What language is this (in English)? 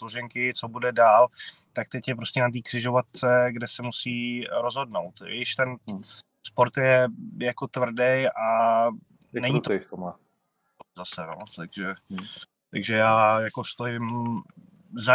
Czech